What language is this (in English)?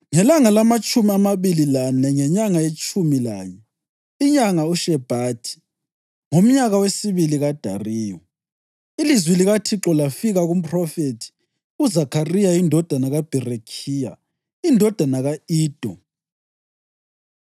North Ndebele